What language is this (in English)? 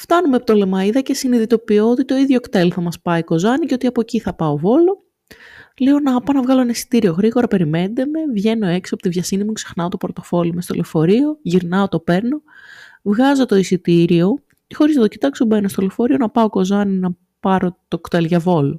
Greek